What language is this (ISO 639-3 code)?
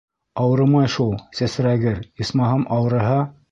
bak